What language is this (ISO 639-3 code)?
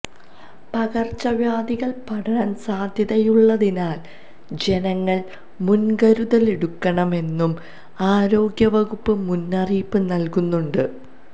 mal